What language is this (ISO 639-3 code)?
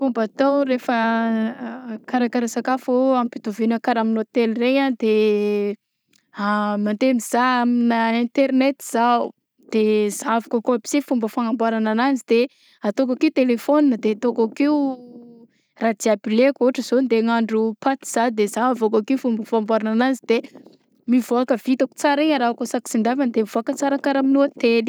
bzc